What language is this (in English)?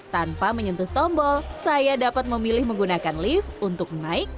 Indonesian